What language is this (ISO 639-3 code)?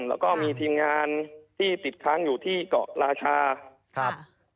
tha